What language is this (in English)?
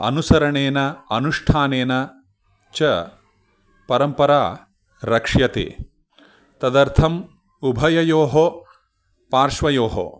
Sanskrit